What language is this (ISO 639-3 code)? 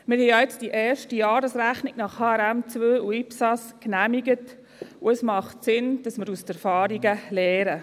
gsw